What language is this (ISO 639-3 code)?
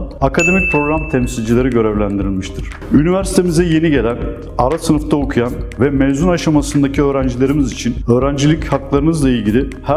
tur